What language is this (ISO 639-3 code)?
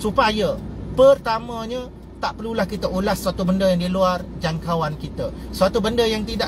msa